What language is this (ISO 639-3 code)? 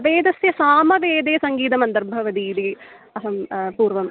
san